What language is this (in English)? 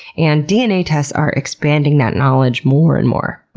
English